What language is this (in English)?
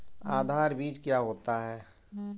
Hindi